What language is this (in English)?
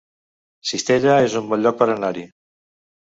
Catalan